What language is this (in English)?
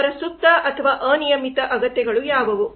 Kannada